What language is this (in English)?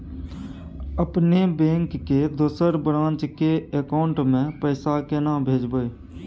Maithili